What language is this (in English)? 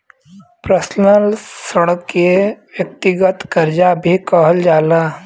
Bhojpuri